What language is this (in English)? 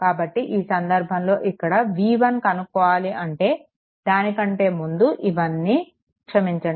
Telugu